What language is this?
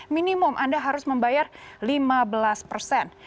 Indonesian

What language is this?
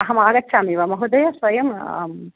Sanskrit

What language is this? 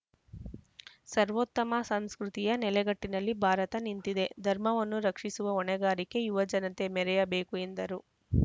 Kannada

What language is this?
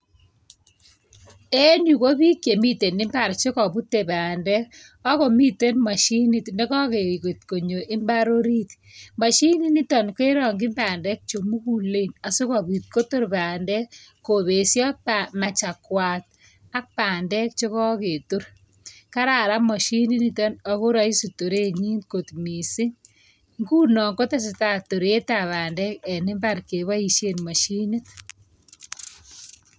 Kalenjin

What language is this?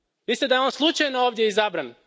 Croatian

